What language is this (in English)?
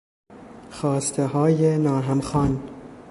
Persian